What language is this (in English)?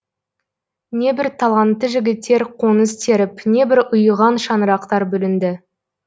Kazakh